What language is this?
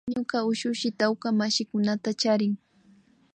Imbabura Highland Quichua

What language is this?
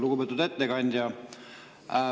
Estonian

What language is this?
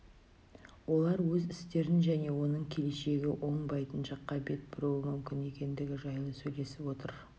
Kazakh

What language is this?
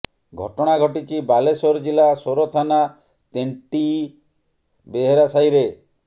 Odia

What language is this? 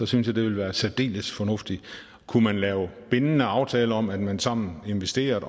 Danish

